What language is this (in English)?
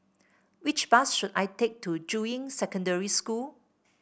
English